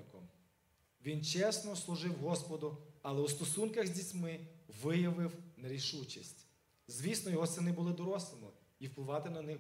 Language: Ukrainian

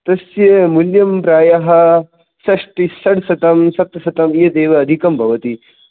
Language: Sanskrit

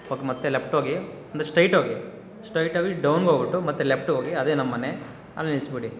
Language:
Kannada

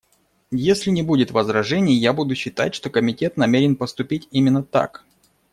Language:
Russian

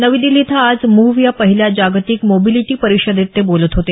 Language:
Marathi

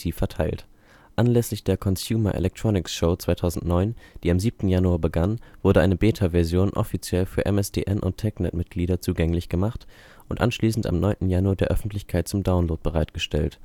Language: German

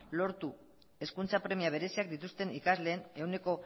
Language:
Basque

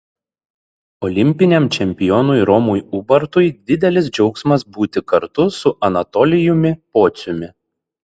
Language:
Lithuanian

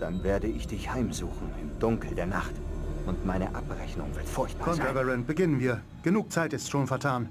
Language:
German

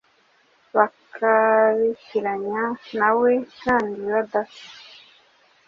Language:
Kinyarwanda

